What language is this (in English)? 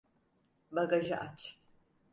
Turkish